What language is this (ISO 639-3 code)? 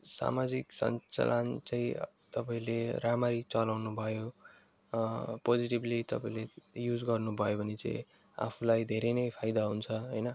nep